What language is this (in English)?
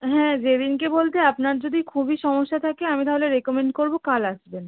Bangla